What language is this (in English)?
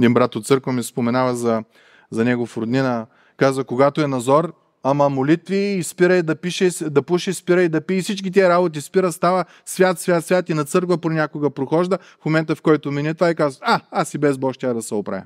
Bulgarian